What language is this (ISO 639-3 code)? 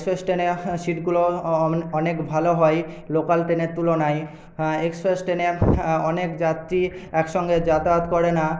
ben